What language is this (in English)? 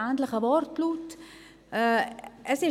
Swiss German